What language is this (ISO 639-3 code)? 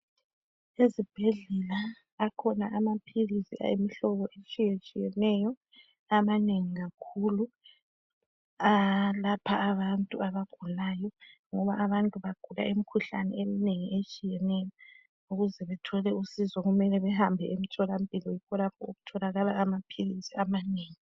nde